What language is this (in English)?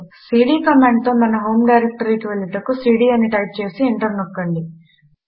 Telugu